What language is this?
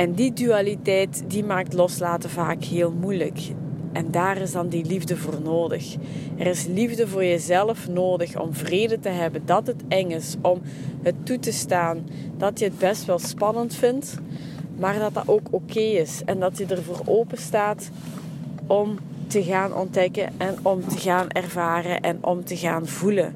Dutch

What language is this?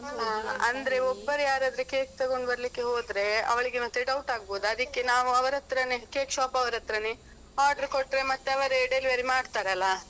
Kannada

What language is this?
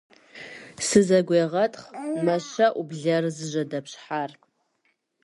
Kabardian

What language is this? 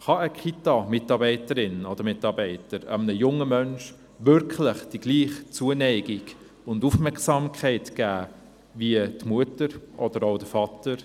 Swiss German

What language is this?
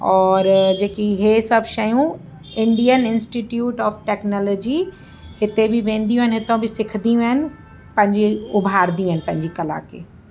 Sindhi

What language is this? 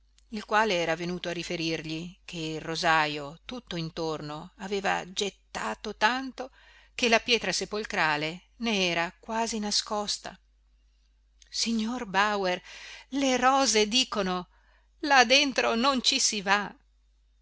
Italian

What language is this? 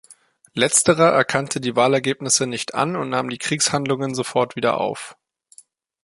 German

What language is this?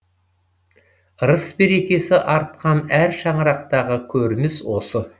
Kazakh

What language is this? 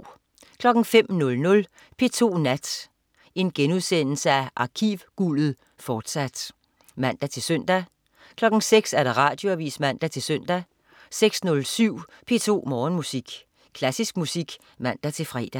Danish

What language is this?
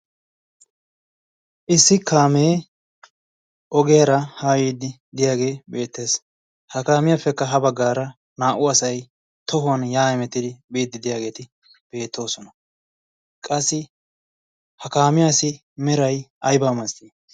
Wolaytta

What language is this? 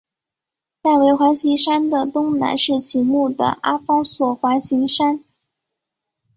Chinese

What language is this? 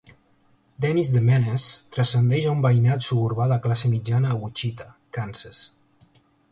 Catalan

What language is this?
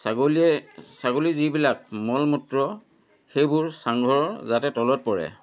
Assamese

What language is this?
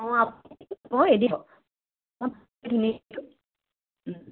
Assamese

